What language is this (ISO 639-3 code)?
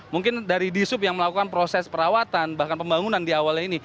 ind